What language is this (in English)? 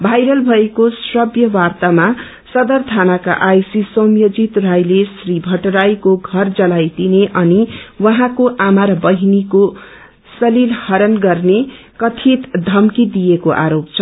Nepali